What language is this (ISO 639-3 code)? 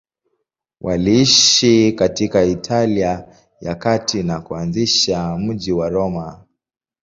swa